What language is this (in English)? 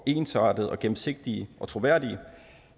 Danish